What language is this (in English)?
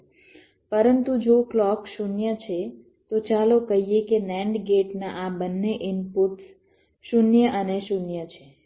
Gujarati